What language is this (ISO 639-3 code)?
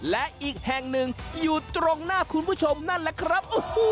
tha